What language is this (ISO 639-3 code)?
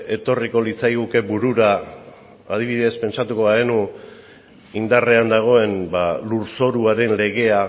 eus